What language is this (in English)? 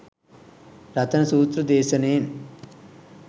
Sinhala